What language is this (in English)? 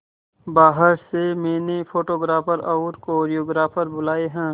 Hindi